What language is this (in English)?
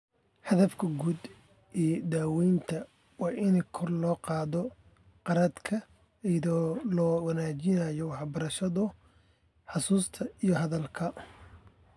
Somali